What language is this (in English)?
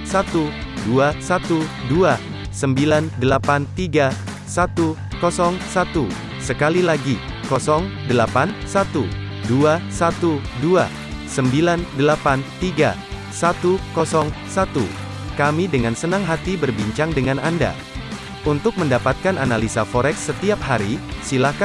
Indonesian